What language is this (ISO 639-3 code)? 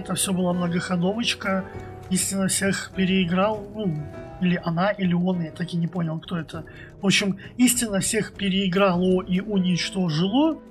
rus